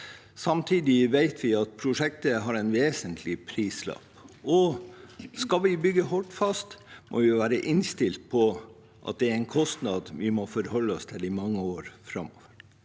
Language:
Norwegian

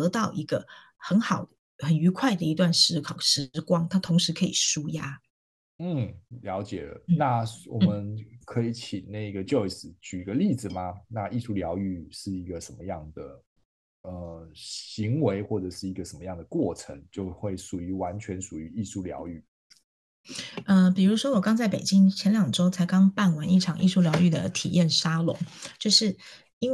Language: Chinese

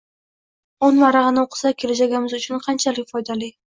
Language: Uzbek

